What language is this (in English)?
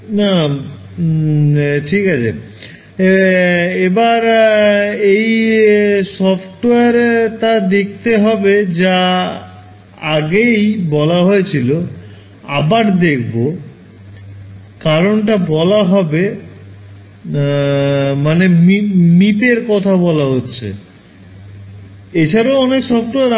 Bangla